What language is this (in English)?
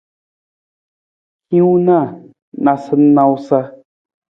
Nawdm